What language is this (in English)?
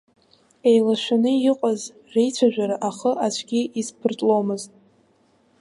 Abkhazian